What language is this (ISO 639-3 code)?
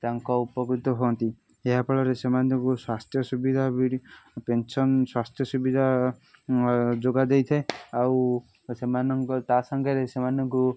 ori